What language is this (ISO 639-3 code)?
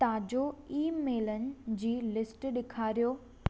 snd